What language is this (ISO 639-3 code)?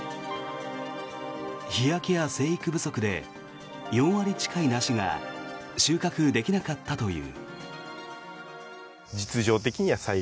jpn